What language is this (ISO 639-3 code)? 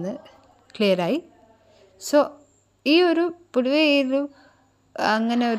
mal